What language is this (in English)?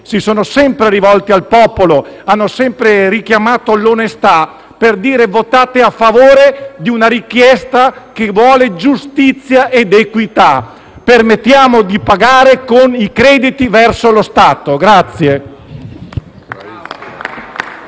Italian